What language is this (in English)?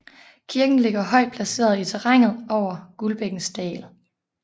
Danish